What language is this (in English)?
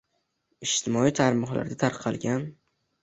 Uzbek